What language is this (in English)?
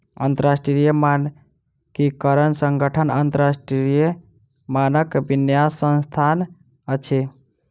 Maithili